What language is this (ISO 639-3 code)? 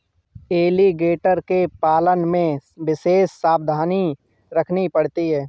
hin